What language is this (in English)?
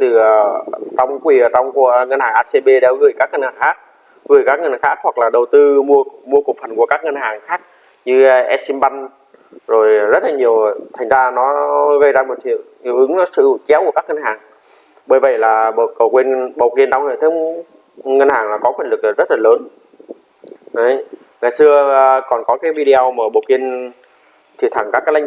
Vietnamese